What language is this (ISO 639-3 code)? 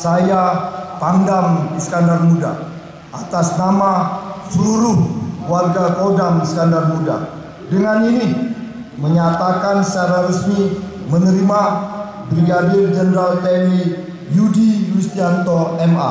ind